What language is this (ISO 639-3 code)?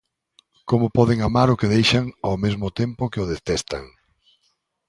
glg